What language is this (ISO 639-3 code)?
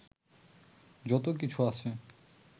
ben